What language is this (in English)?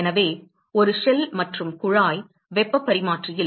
Tamil